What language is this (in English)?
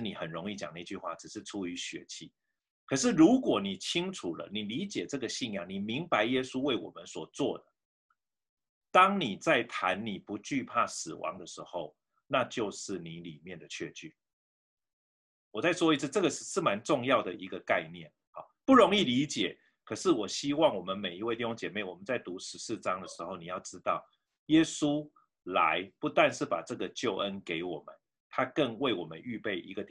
Chinese